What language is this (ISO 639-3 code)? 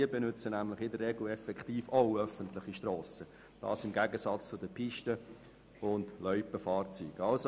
gsw